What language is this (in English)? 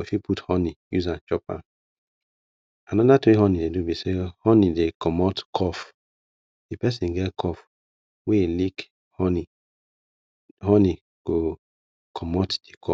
Nigerian Pidgin